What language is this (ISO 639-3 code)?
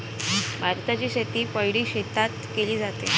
mar